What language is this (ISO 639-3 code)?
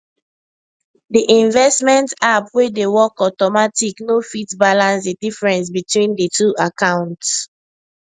pcm